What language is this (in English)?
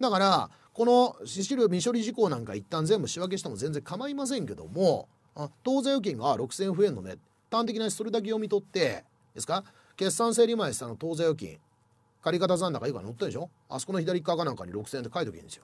Japanese